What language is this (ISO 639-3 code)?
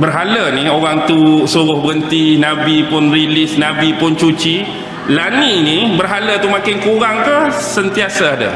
msa